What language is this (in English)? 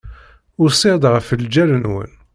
Kabyle